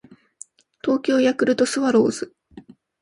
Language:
Japanese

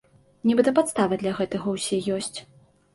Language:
Belarusian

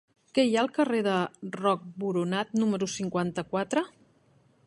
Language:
Catalan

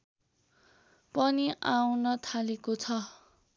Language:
Nepali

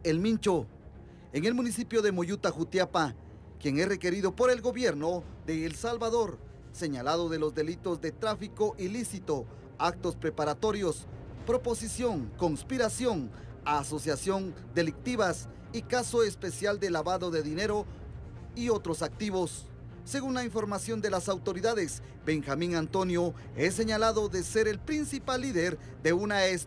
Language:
Spanish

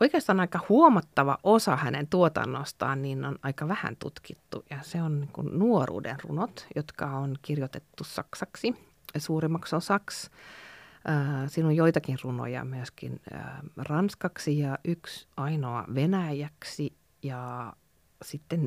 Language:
Finnish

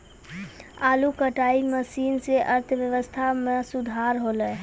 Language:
Maithili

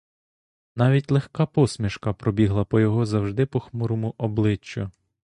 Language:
Ukrainian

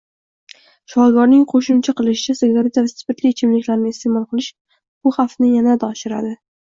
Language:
Uzbek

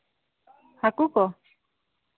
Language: Santali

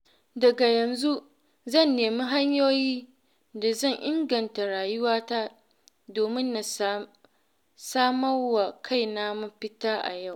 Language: Hausa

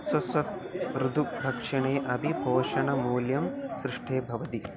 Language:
Sanskrit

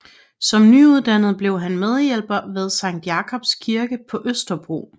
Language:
Danish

